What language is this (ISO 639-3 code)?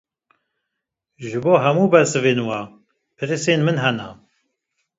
kur